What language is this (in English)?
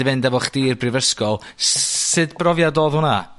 Welsh